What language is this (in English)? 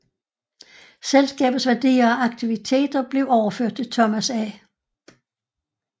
Danish